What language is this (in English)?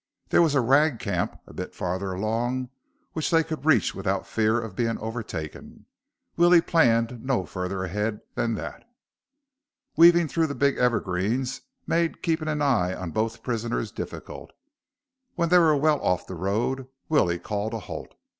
English